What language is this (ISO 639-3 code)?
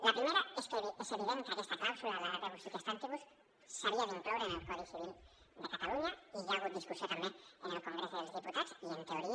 cat